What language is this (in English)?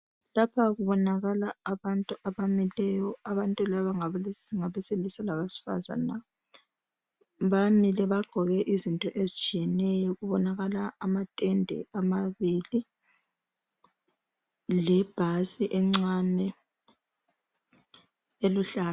North Ndebele